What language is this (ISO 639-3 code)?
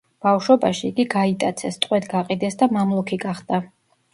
kat